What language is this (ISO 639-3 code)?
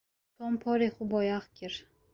kur